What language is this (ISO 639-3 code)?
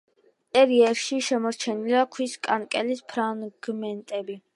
kat